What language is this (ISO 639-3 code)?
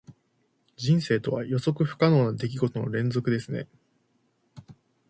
jpn